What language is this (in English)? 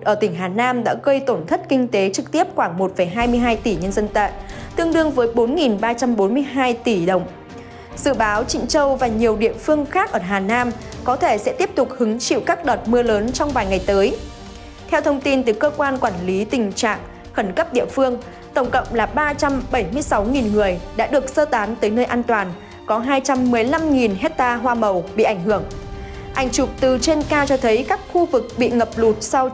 Vietnamese